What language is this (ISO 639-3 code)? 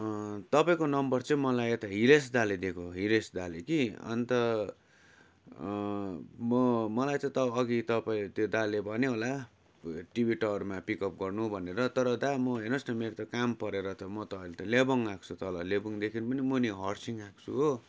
nep